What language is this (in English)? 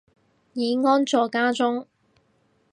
Cantonese